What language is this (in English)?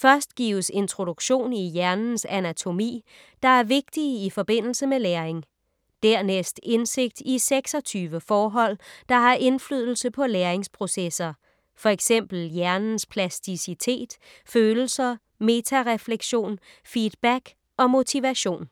Danish